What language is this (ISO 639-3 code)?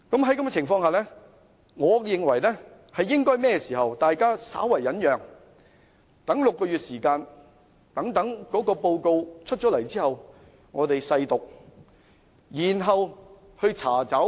yue